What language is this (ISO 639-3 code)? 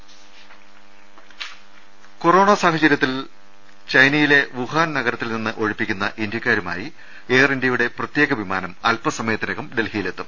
mal